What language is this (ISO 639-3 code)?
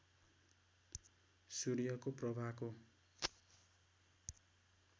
nep